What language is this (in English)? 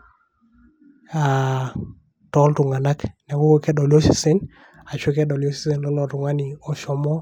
Masai